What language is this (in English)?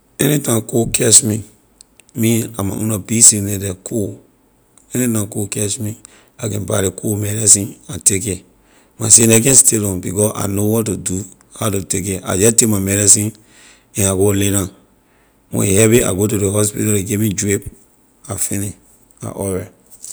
Liberian English